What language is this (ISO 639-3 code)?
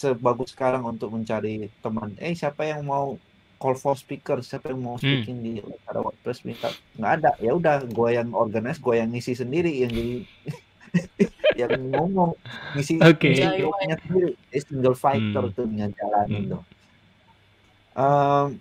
ind